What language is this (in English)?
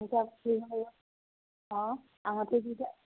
Assamese